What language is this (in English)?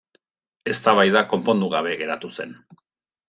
Basque